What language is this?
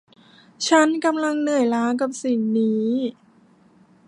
Thai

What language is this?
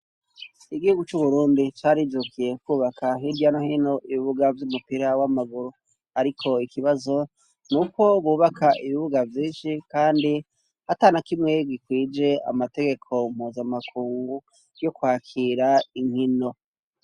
Rundi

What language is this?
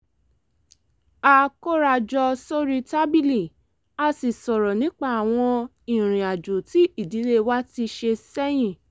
Yoruba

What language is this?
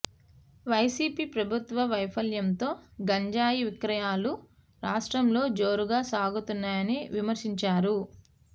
Telugu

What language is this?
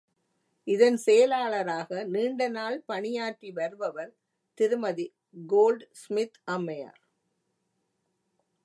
Tamil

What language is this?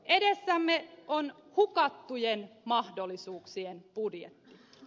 Finnish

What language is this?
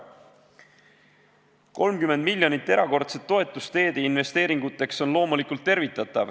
Estonian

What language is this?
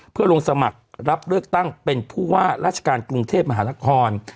Thai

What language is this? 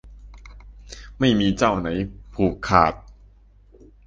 Thai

